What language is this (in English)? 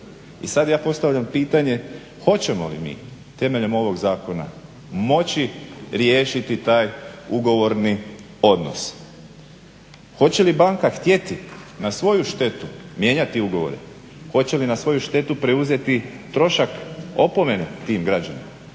Croatian